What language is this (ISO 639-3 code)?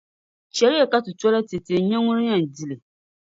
dag